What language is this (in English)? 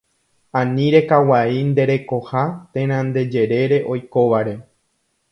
Guarani